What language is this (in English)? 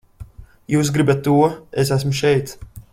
Latvian